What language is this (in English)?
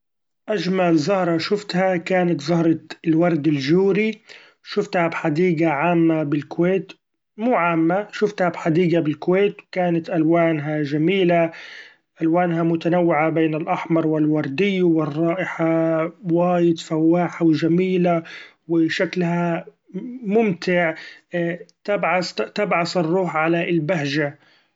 Gulf Arabic